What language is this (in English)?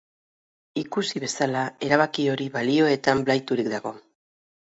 Basque